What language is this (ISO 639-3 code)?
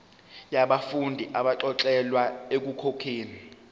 zul